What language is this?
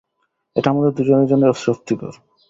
Bangla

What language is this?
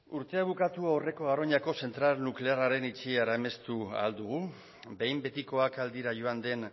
Basque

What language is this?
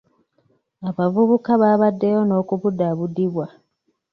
Ganda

